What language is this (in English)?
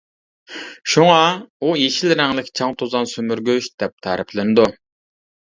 Uyghur